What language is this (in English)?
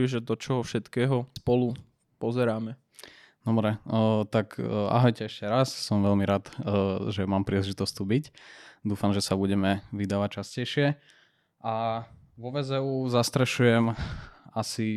Slovak